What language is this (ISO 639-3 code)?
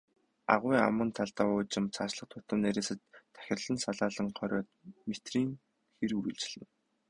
mon